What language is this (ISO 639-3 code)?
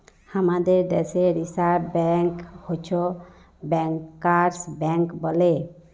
ben